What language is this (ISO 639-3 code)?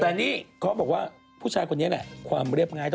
tha